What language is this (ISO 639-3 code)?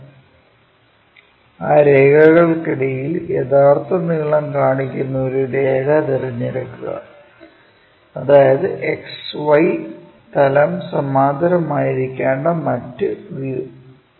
mal